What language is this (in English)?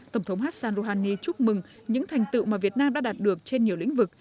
Vietnamese